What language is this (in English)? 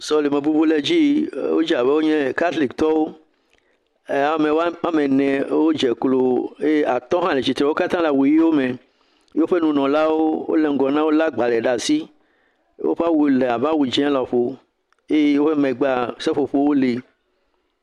Ewe